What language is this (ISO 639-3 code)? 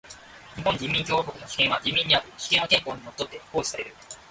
jpn